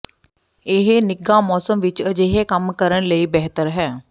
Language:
Punjabi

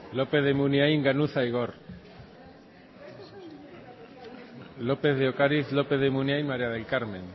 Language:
Basque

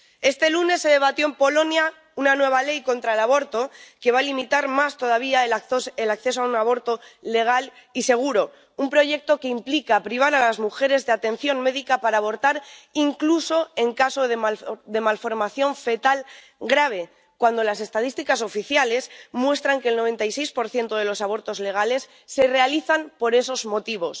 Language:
Spanish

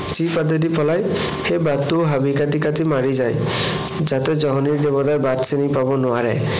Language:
Assamese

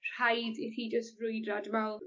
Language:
Welsh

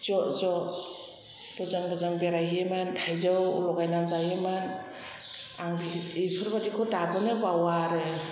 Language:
Bodo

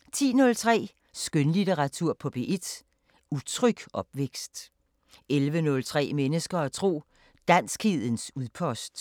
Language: Danish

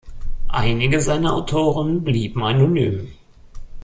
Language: German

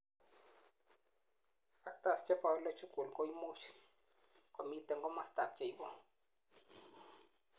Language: Kalenjin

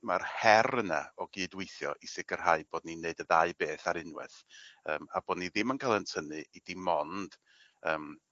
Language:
Welsh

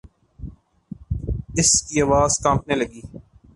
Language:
Urdu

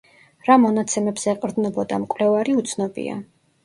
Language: Georgian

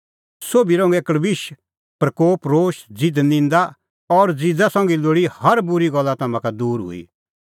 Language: Kullu Pahari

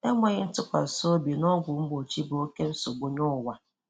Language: Igbo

